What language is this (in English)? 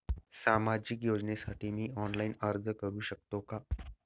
Marathi